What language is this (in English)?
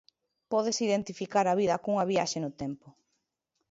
Galician